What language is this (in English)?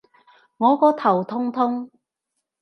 Cantonese